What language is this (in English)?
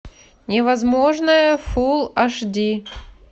Russian